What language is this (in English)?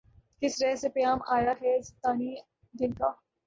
Urdu